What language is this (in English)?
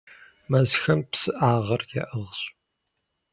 Kabardian